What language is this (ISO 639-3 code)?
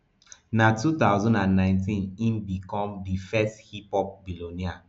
pcm